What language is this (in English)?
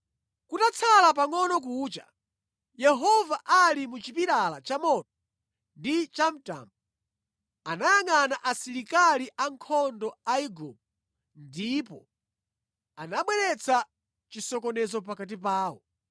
Nyanja